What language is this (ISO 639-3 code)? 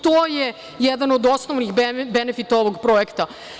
srp